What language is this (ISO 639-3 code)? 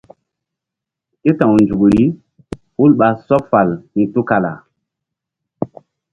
mdd